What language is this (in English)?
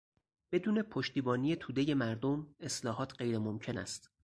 Persian